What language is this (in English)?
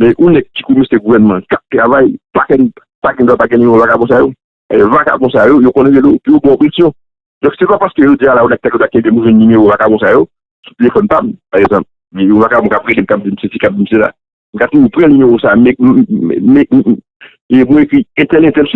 French